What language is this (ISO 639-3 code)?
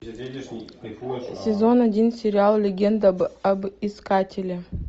rus